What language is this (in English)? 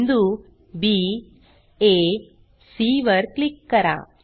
Marathi